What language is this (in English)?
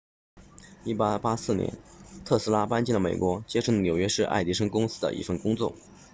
Chinese